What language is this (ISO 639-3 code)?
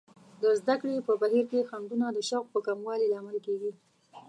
pus